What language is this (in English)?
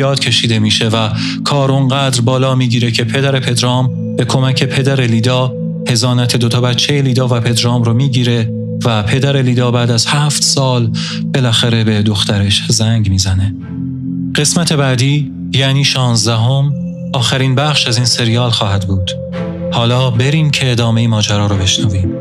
Persian